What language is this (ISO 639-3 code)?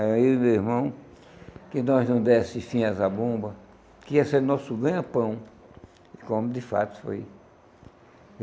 por